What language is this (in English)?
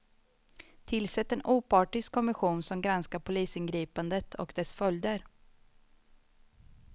Swedish